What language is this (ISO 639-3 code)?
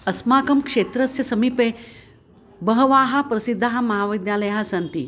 san